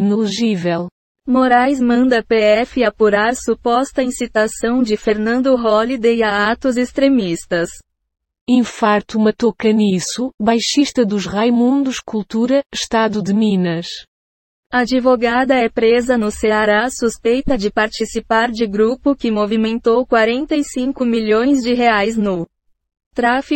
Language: Portuguese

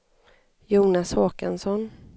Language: Swedish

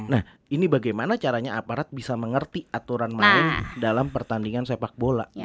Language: Indonesian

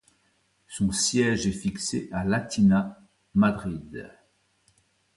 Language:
French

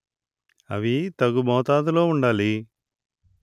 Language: Telugu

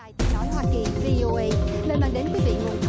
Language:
Vietnamese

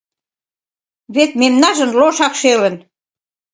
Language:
Mari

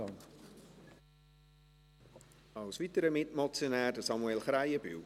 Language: Swiss German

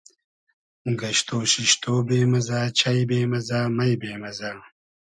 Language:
Hazaragi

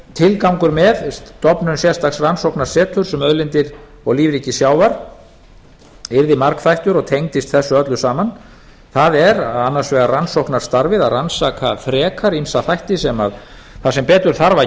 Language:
Icelandic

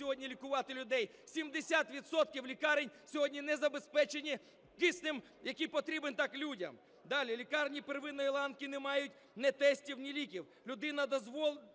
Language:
Ukrainian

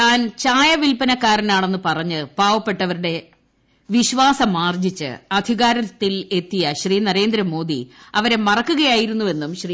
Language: Malayalam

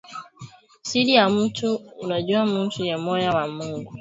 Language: Swahili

